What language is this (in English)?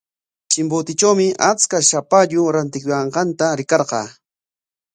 Corongo Ancash Quechua